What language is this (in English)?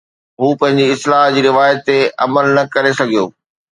Sindhi